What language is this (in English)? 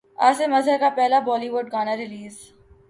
Urdu